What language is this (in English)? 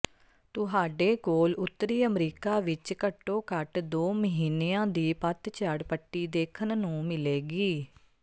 Punjabi